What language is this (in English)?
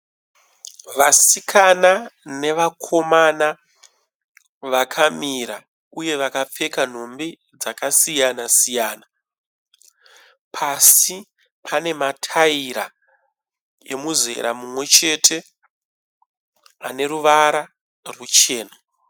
Shona